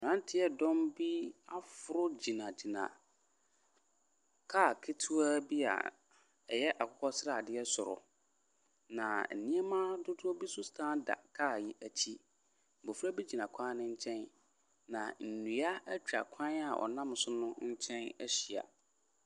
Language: Akan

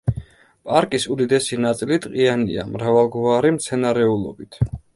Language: Georgian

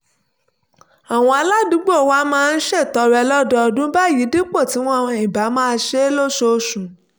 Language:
Yoruba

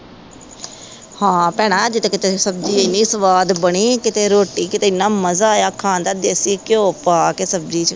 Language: Punjabi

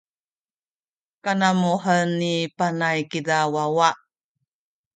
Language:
Sakizaya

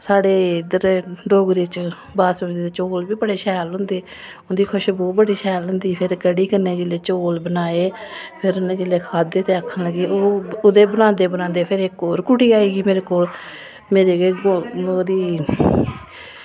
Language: Dogri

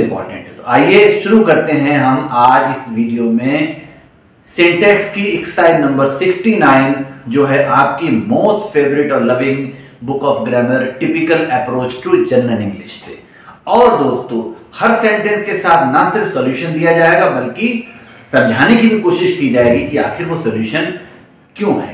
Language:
Hindi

